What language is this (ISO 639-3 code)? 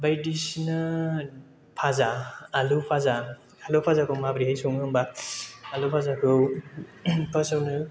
brx